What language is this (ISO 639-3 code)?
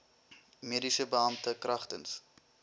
afr